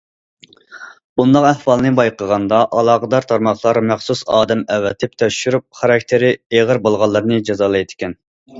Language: Uyghur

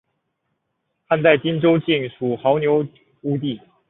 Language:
Chinese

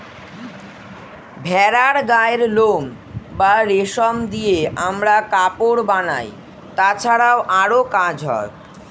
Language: Bangla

